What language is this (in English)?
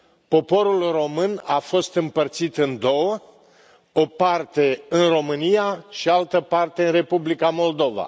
Romanian